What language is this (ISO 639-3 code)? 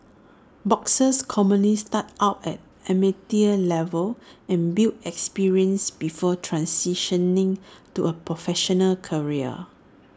eng